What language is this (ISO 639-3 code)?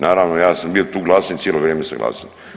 hrv